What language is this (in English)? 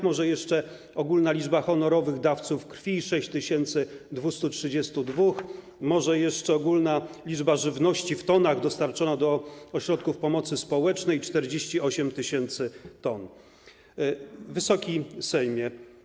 Polish